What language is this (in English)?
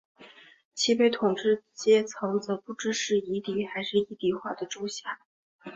Chinese